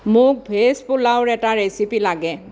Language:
Assamese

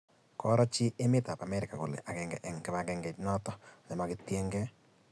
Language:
Kalenjin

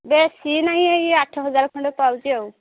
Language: Odia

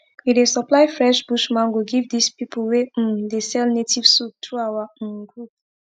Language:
Nigerian Pidgin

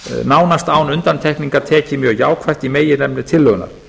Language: Icelandic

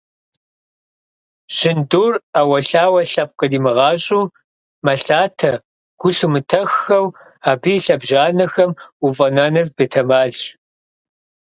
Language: Kabardian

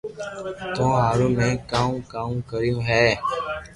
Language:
Loarki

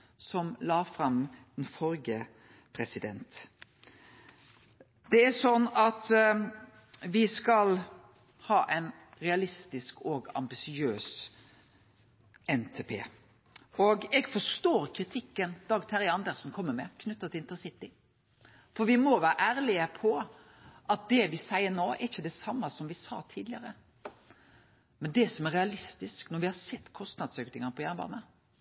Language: Norwegian Nynorsk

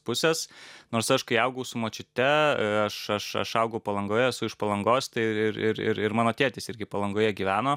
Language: Lithuanian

